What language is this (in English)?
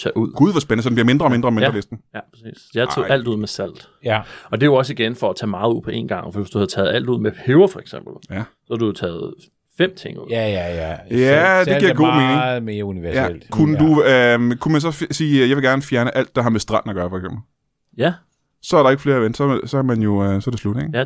Danish